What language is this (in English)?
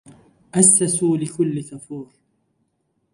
Arabic